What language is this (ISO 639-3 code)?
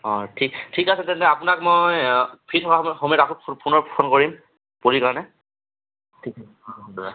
asm